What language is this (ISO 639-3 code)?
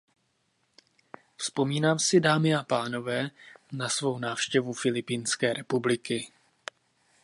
ces